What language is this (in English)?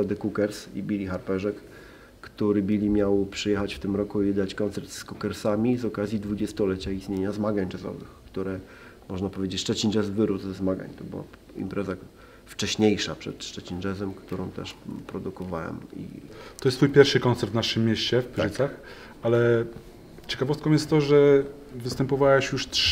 Polish